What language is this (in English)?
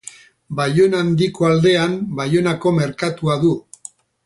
Basque